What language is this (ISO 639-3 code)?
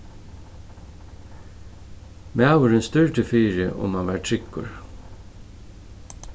fao